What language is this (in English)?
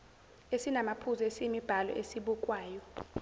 Zulu